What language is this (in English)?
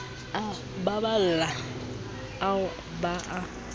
Southern Sotho